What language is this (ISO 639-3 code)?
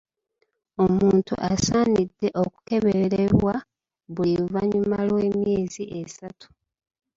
lug